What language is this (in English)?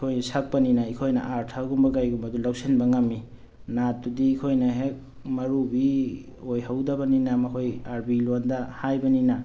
Manipuri